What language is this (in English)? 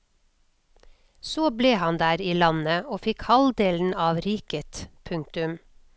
Norwegian